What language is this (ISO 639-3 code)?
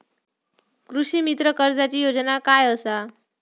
mar